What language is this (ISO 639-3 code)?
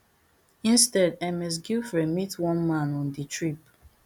pcm